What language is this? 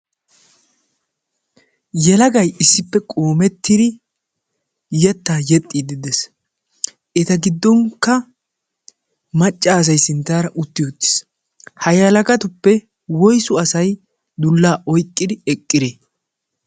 Wolaytta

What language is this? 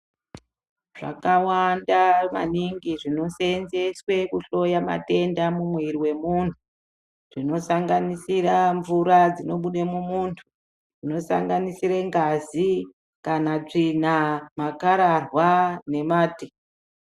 Ndau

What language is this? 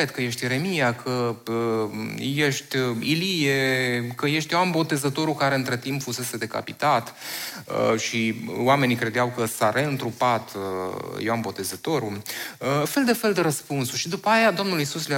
Romanian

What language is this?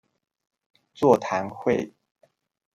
Chinese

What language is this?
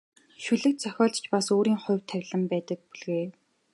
Mongolian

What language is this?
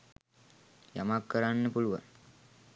Sinhala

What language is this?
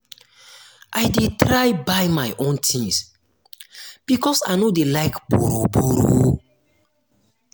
Nigerian Pidgin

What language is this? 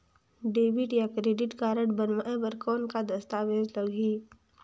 Chhattisgarhi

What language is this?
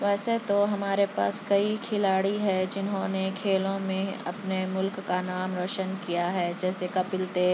Urdu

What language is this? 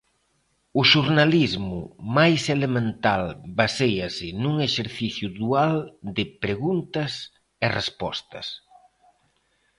Galician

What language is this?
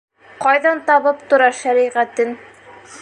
Bashkir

